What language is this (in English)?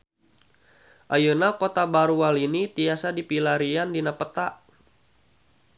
Sundanese